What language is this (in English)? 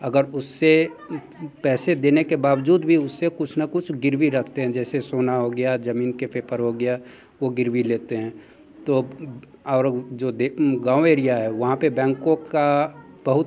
Hindi